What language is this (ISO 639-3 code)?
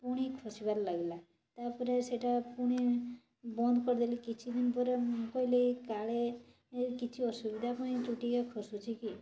ori